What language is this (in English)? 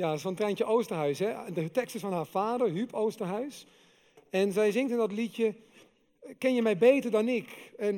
Dutch